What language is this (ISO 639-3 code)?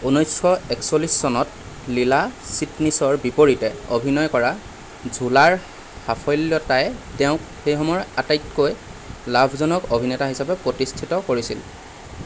asm